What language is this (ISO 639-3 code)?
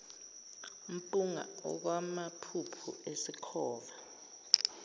zul